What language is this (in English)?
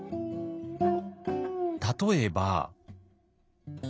Japanese